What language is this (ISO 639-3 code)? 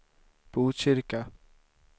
swe